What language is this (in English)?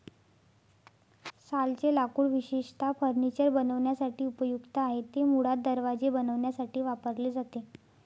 Marathi